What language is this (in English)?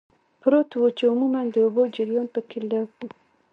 Pashto